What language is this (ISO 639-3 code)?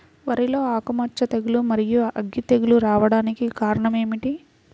tel